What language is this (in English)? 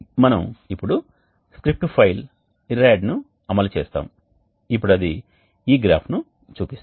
Telugu